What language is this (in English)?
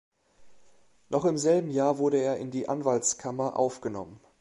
German